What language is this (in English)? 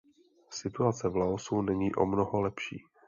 Czech